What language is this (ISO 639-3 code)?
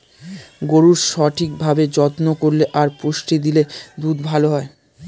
ben